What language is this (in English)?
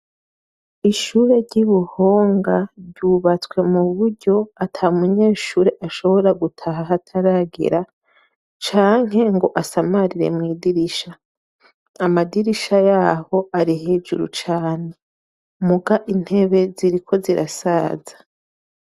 Rundi